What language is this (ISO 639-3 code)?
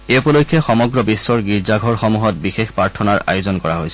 asm